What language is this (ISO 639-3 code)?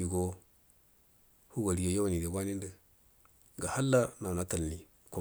bdm